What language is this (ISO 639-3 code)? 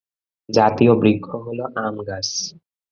ben